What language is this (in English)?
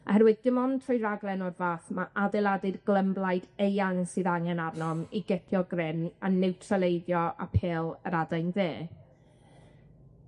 Welsh